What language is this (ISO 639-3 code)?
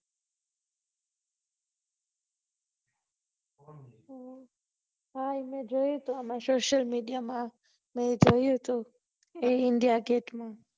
guj